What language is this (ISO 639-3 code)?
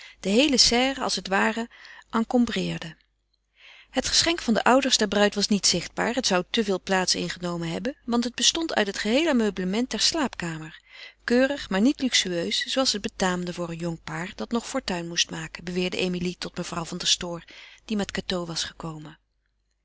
nld